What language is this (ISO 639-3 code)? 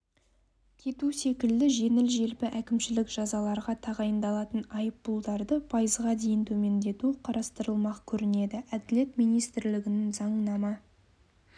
kaz